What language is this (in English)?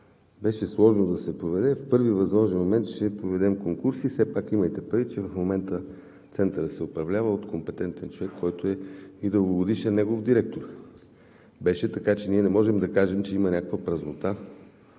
Bulgarian